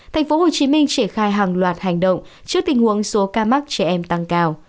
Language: Vietnamese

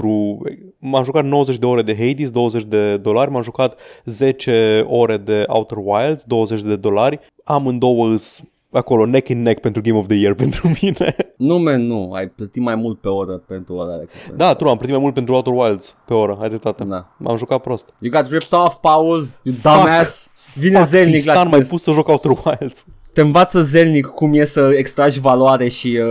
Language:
Romanian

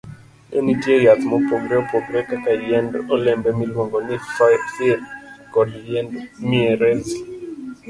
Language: Luo (Kenya and Tanzania)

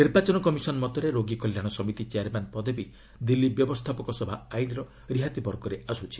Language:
Odia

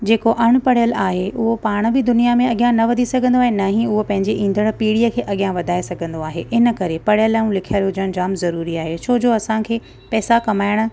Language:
Sindhi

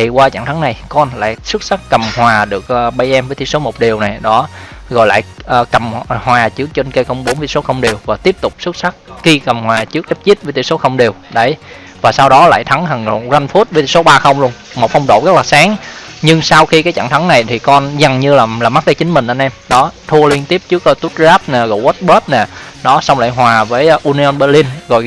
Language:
Vietnamese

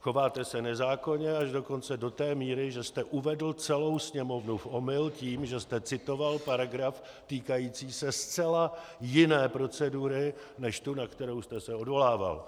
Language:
Czech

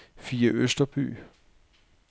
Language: Danish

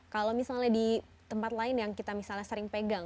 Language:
Indonesian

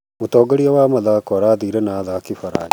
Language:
Kikuyu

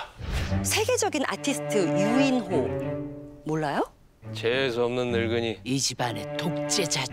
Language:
Korean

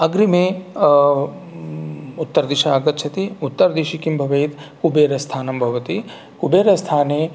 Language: Sanskrit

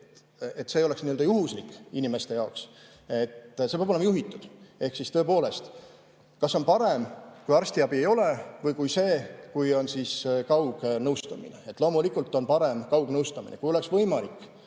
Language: Estonian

